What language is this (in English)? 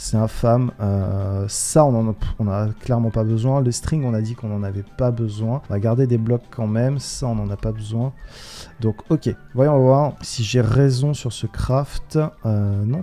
French